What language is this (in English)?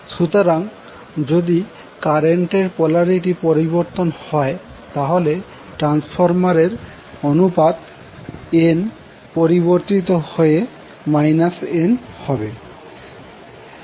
Bangla